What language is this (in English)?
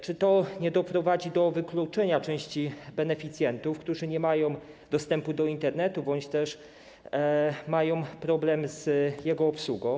Polish